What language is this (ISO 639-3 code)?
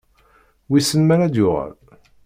kab